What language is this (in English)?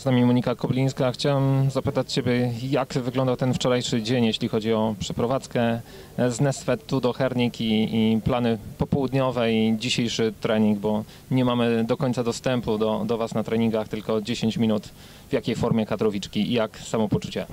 Polish